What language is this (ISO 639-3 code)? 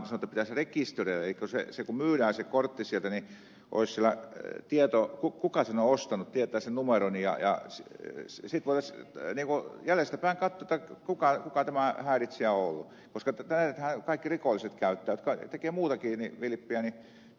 fin